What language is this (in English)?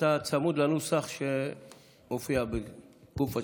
Hebrew